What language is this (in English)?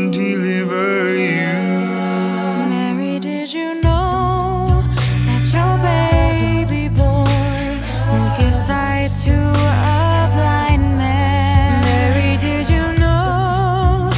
English